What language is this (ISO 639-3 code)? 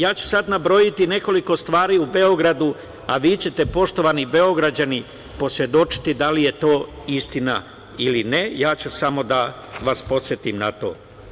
srp